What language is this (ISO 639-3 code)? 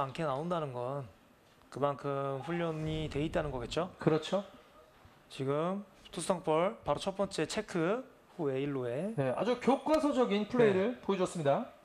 kor